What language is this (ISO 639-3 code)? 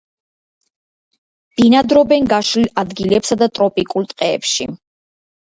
kat